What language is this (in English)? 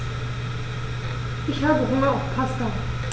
German